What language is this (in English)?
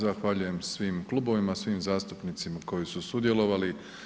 Croatian